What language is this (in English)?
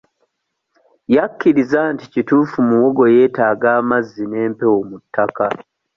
Ganda